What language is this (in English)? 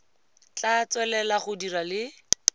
Tswana